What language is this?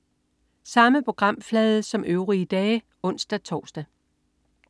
Danish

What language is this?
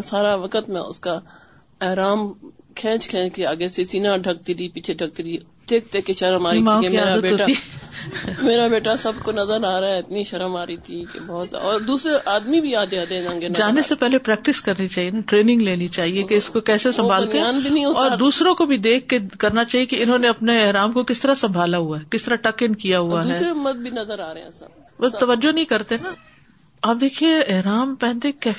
Urdu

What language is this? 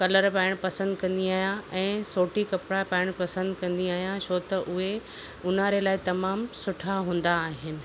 Sindhi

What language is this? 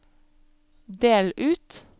Norwegian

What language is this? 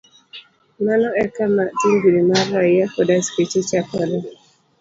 Luo (Kenya and Tanzania)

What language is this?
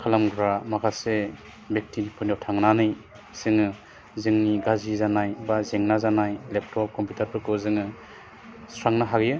Bodo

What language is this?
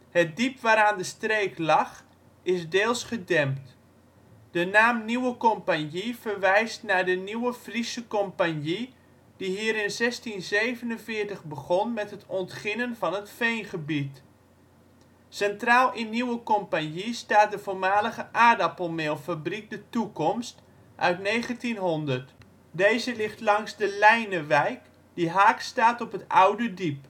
Dutch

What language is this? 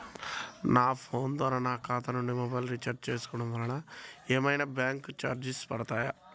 Telugu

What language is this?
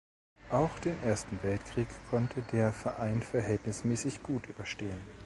German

